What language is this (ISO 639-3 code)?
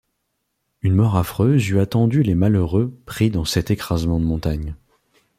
fra